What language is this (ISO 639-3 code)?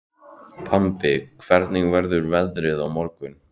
isl